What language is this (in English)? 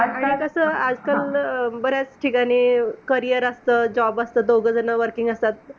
Marathi